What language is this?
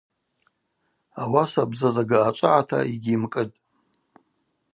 Abaza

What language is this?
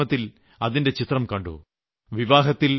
Malayalam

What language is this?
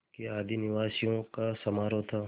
Hindi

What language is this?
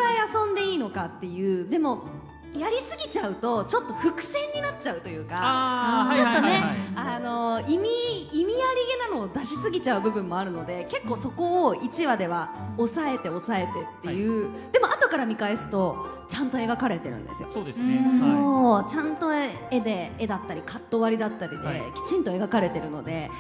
Japanese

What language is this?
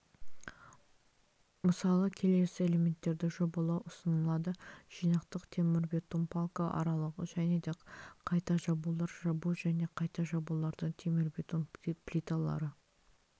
Kazakh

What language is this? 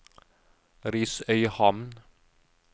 Norwegian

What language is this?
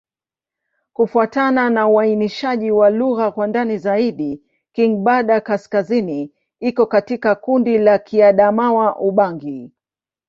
Swahili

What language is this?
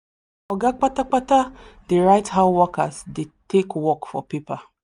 Nigerian Pidgin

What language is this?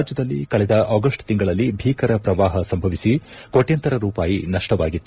Kannada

